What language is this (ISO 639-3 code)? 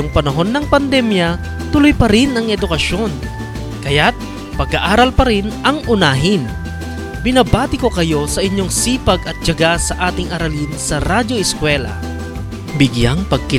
fil